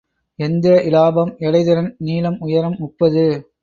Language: Tamil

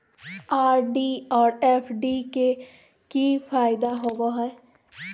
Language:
Magahi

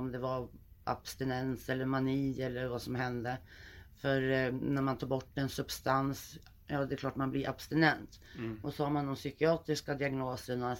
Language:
Swedish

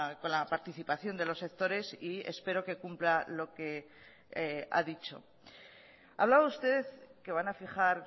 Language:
Spanish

